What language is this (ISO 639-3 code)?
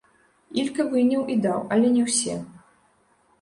bel